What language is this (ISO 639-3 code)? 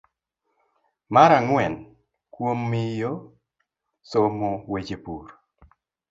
luo